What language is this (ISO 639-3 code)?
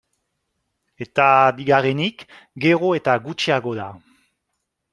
eus